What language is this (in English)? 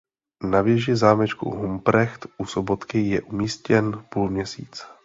Czech